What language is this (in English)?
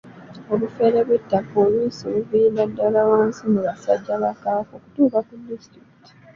Ganda